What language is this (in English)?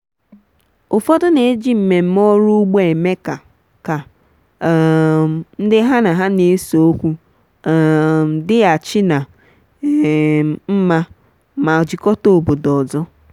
Igbo